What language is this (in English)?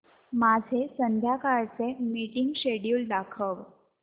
Marathi